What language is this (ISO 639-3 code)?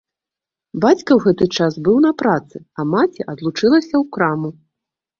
bel